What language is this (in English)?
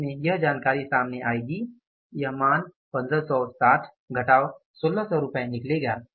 Hindi